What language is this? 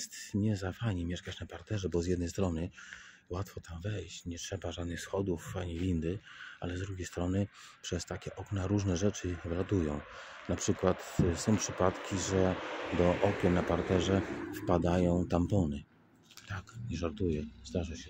Polish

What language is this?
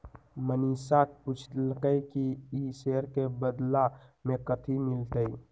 Magahi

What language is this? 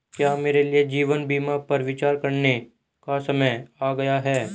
Hindi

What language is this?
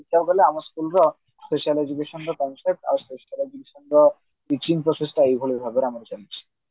Odia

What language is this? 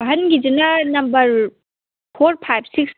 Manipuri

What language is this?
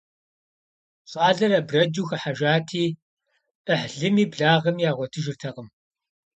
Kabardian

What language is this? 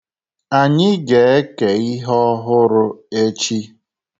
Igbo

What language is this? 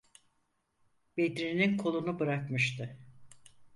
Turkish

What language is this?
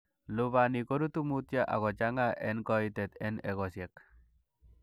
Kalenjin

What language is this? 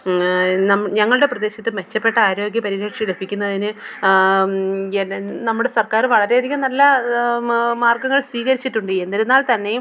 Malayalam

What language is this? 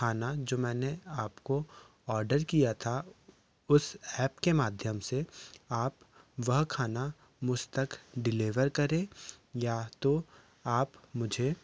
Hindi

